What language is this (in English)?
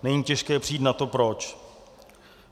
Czech